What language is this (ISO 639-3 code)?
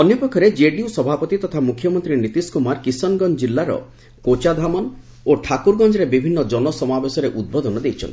ori